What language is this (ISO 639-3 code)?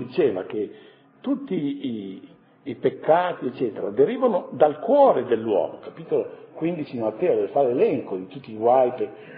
ita